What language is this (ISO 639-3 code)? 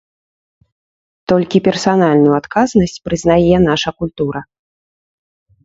bel